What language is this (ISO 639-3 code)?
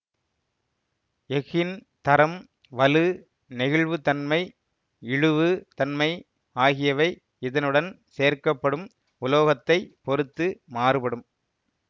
tam